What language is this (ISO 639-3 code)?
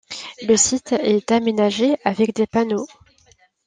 fra